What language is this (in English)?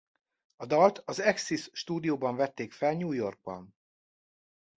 Hungarian